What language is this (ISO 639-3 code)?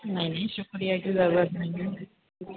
urd